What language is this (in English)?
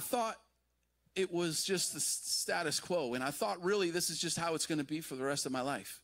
English